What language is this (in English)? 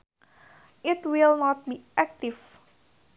Sundanese